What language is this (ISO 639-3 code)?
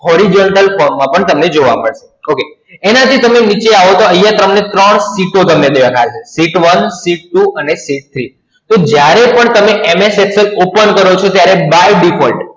guj